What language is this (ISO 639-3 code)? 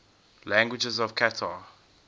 eng